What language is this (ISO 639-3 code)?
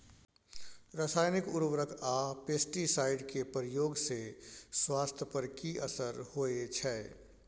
mai